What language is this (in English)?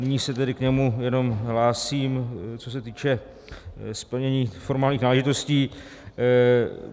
Czech